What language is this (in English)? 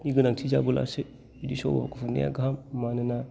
Bodo